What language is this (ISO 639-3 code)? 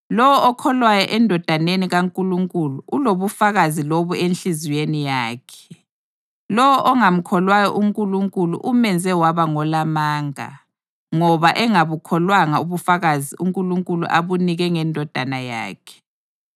nde